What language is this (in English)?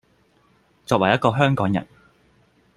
Cantonese